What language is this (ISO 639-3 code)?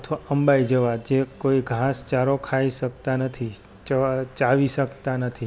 guj